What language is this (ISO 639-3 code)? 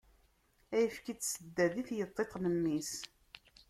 kab